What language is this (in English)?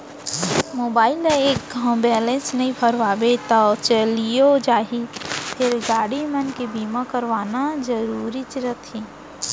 Chhattisgarhi